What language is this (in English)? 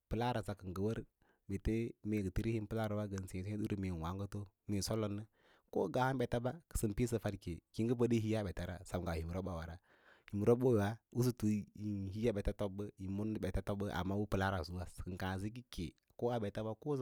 Lala-Roba